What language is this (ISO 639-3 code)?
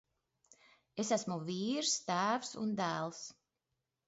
lav